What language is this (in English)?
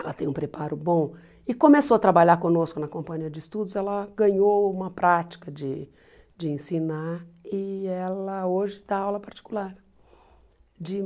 Portuguese